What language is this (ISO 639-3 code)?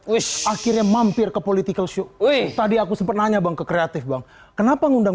ind